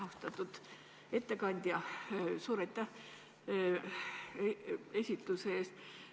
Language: Estonian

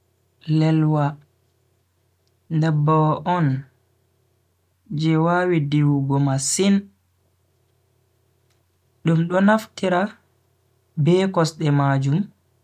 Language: Bagirmi Fulfulde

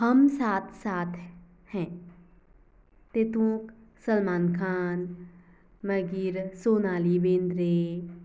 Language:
Konkani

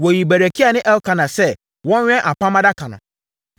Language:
Akan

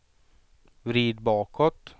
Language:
Swedish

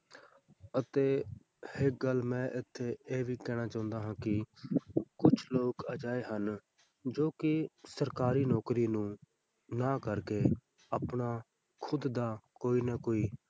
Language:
Punjabi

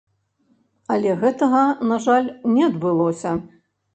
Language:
Belarusian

